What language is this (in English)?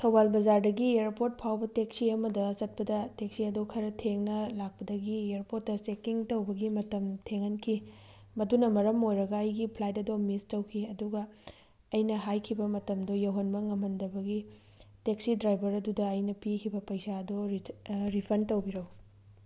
Manipuri